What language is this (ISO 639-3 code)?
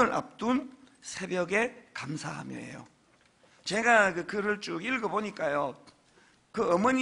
kor